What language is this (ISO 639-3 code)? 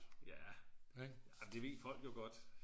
dan